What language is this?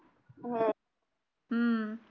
Marathi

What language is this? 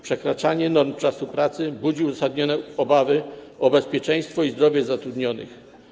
Polish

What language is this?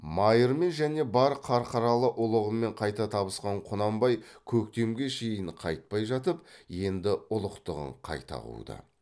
Kazakh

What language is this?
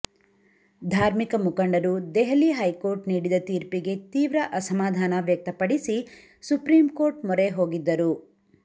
Kannada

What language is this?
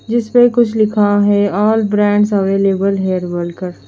Hindi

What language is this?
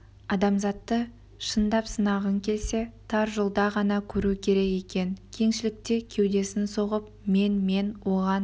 Kazakh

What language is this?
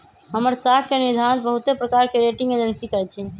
Magahi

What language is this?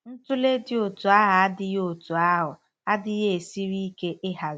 Igbo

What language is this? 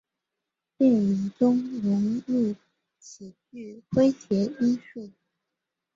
Chinese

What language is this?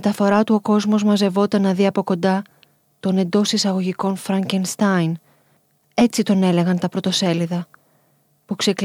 Greek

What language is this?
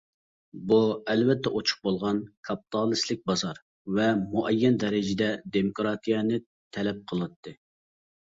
Uyghur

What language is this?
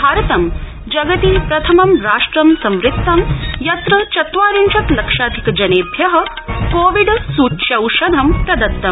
Sanskrit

